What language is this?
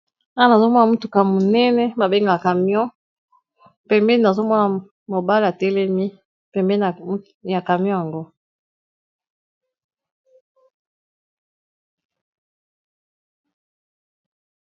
Lingala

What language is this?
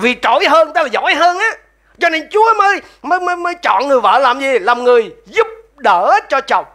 Vietnamese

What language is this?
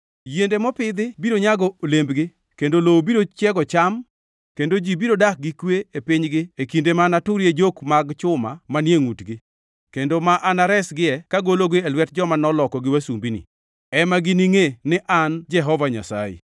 Luo (Kenya and Tanzania)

